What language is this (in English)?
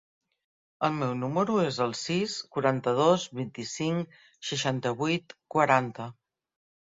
Catalan